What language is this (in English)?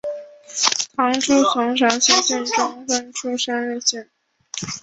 Chinese